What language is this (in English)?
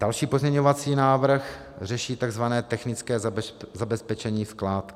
Czech